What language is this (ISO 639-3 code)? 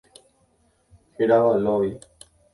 grn